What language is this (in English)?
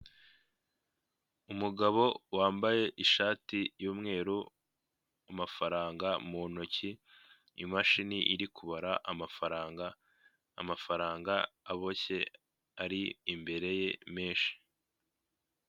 Kinyarwanda